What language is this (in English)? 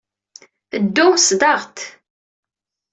Kabyle